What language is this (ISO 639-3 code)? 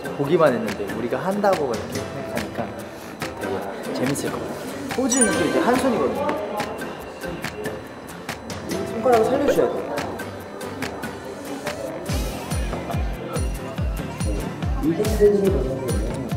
kor